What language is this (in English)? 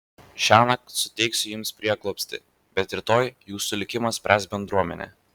Lithuanian